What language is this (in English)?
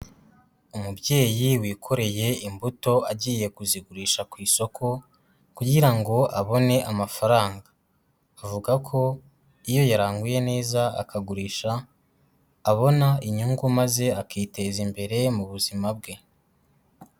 Kinyarwanda